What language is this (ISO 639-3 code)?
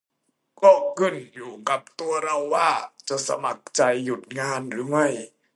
tha